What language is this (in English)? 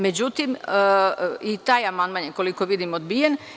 Serbian